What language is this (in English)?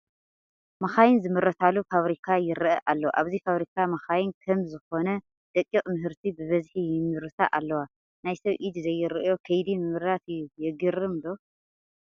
Tigrinya